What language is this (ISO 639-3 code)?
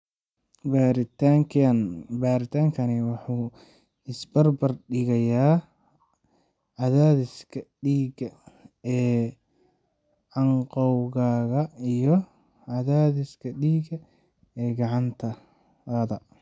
som